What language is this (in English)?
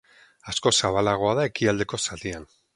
Basque